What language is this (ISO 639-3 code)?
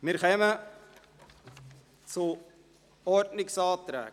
gsw